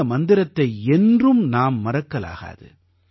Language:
Tamil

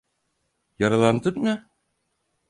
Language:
Turkish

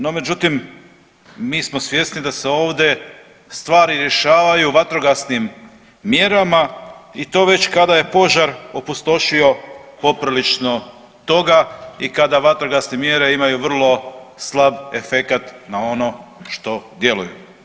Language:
Croatian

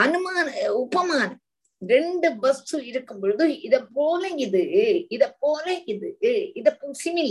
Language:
Tamil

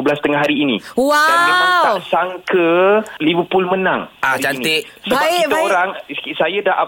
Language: Malay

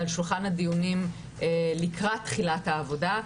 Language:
Hebrew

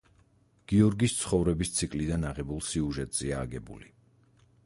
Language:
Georgian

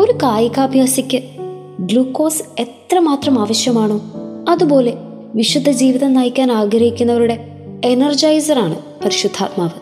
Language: Malayalam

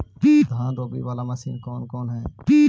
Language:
Magahi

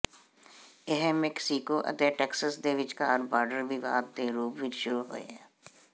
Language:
Punjabi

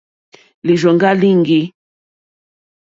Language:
Mokpwe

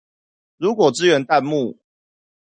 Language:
Chinese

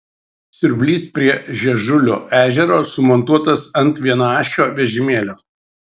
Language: Lithuanian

